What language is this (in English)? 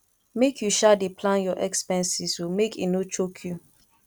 Nigerian Pidgin